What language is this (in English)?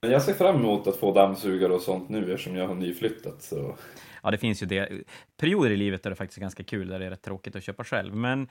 Swedish